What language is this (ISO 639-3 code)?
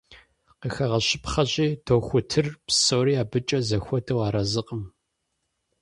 kbd